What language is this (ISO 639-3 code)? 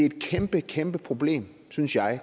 dan